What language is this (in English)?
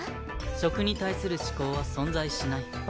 Japanese